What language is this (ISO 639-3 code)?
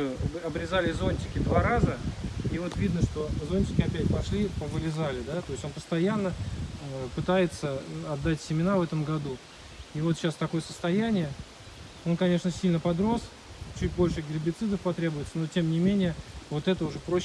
rus